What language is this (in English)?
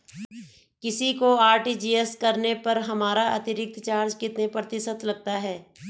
Hindi